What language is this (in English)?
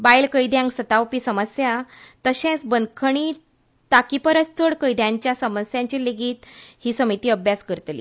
Konkani